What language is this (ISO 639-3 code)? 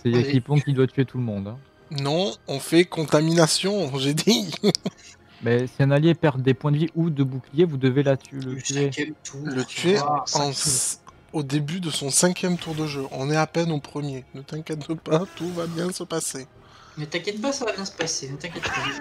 fra